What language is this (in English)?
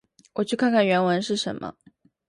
Chinese